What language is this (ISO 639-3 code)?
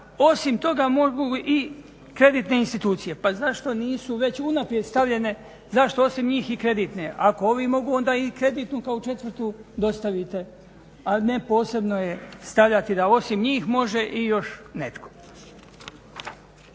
hrv